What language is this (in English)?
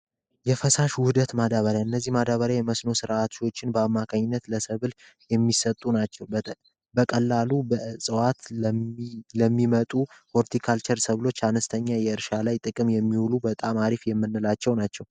Amharic